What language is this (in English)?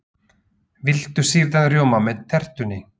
Icelandic